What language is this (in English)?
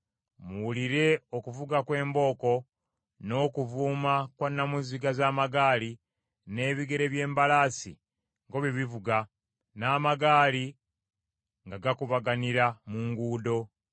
Ganda